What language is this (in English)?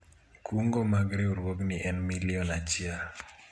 Luo (Kenya and Tanzania)